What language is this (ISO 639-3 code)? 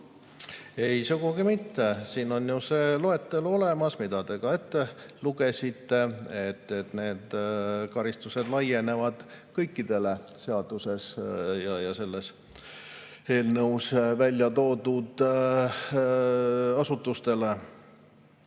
est